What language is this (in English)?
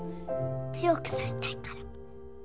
Japanese